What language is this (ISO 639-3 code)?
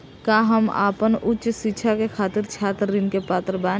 bho